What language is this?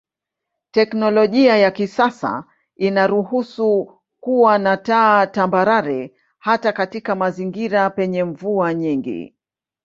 Swahili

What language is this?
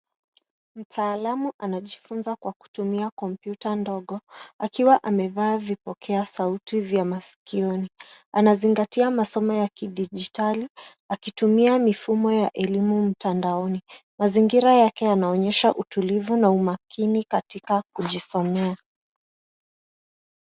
Swahili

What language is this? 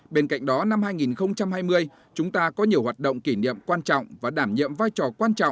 Vietnamese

